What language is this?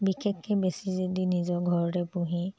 Assamese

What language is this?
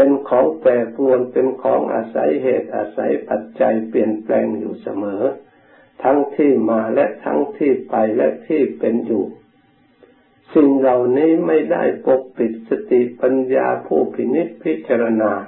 Thai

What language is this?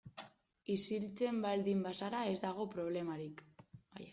Basque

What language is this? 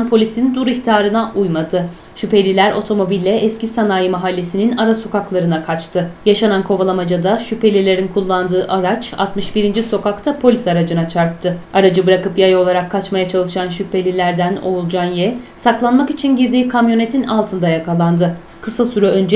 Turkish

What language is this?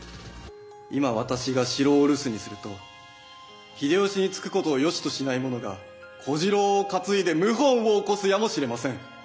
Japanese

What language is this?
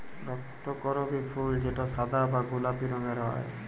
Bangla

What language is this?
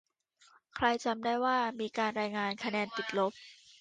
Thai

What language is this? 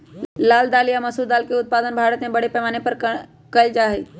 Magahi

